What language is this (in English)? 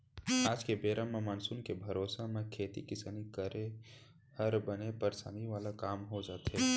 Chhattisgarhi